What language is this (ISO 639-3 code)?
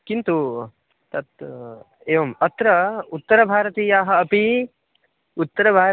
san